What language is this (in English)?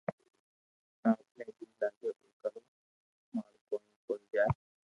Loarki